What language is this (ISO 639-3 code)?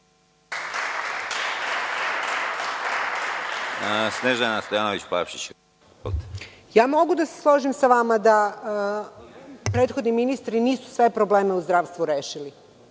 srp